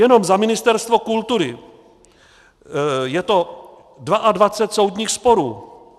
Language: Czech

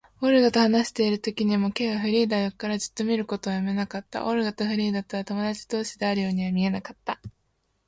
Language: Japanese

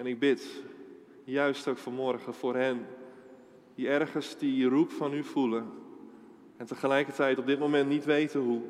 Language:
Dutch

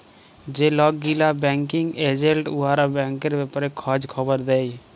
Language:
Bangla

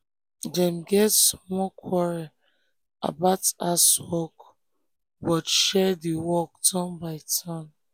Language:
Nigerian Pidgin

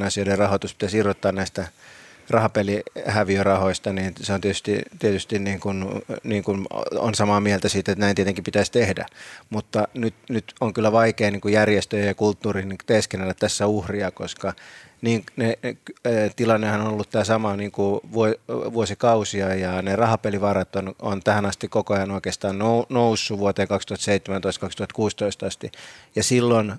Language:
Finnish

